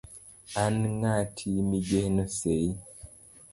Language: Luo (Kenya and Tanzania)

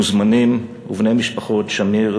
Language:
Hebrew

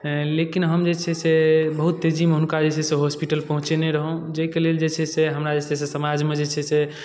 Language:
Maithili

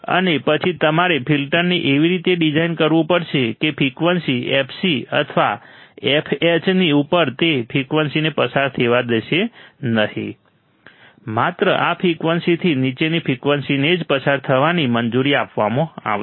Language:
Gujarati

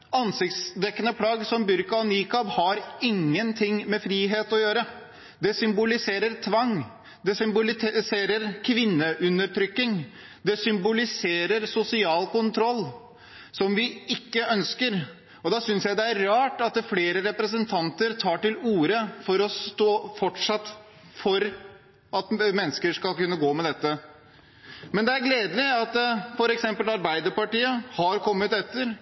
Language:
Norwegian Bokmål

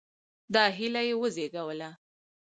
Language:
Pashto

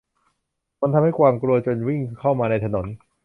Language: Thai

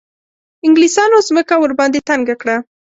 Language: Pashto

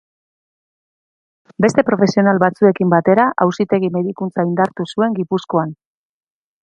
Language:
Basque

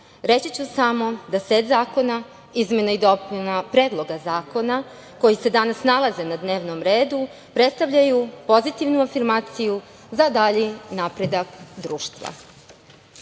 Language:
Serbian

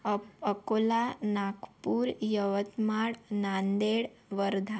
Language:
Marathi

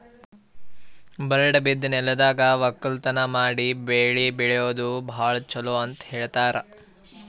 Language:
Kannada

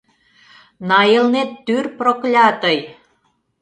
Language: Mari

